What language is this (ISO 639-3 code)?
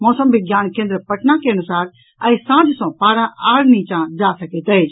mai